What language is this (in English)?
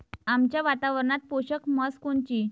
Marathi